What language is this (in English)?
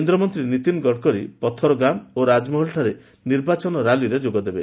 Odia